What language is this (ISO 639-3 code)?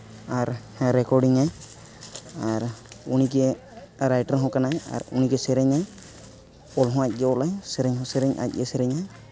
sat